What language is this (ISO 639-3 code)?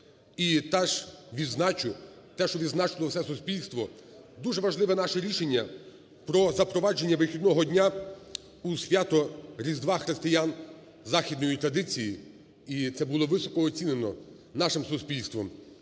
ukr